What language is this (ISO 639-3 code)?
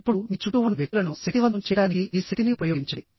tel